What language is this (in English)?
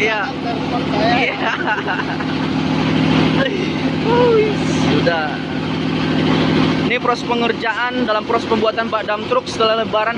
Indonesian